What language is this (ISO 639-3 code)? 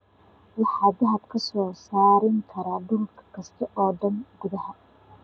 som